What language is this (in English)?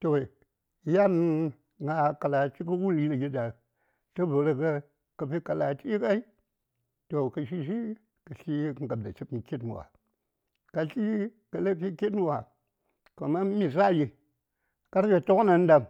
Saya